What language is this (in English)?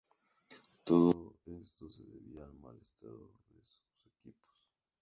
Spanish